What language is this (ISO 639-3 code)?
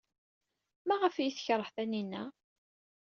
kab